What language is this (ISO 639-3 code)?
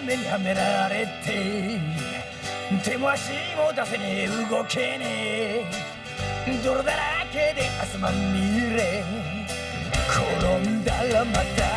jpn